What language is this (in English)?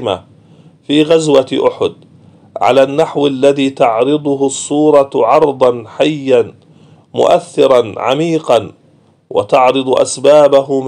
Arabic